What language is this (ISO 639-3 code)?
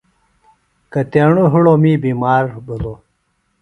phl